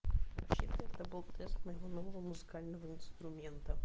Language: Russian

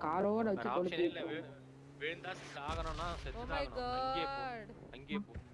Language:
Hindi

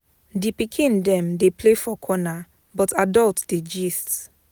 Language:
Nigerian Pidgin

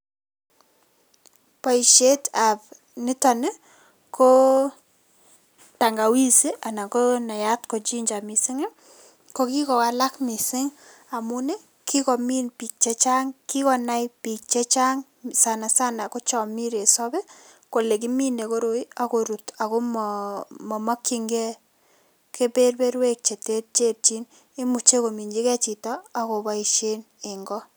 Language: Kalenjin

